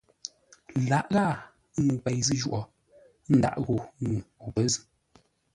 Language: Ngombale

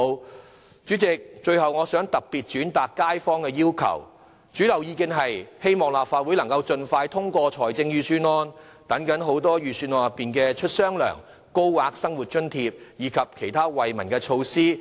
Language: Cantonese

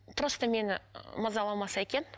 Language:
Kazakh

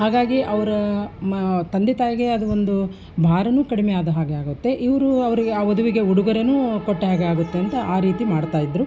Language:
Kannada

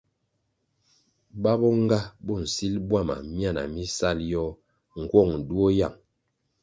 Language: Kwasio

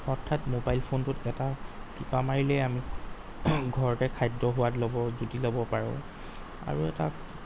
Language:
Assamese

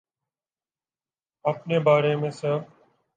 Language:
Urdu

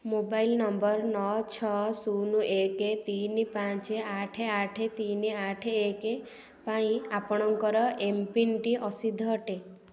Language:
Odia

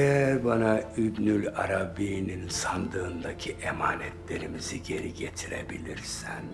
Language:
Turkish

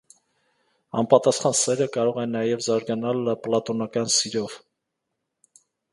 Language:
Armenian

